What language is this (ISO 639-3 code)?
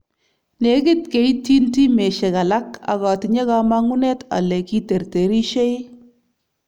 kln